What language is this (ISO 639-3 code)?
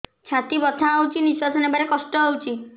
ori